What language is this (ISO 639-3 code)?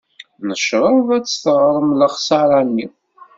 kab